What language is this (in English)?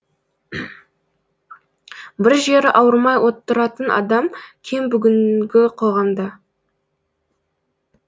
Kazakh